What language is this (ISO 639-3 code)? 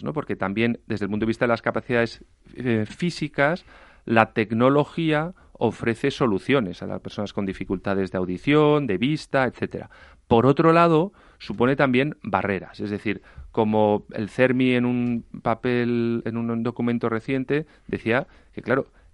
spa